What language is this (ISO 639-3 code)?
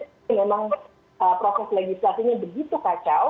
ind